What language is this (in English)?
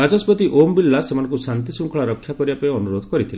Odia